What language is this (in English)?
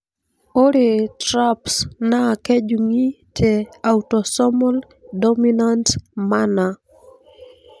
Masai